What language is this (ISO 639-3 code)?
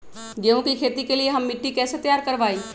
mag